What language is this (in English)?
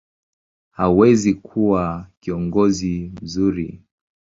Swahili